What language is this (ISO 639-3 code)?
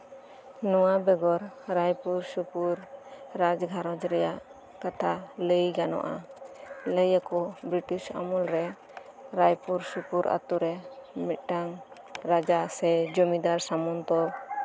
sat